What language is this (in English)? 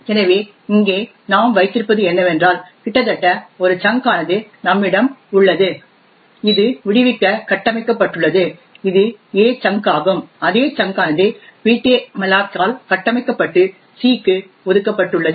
Tamil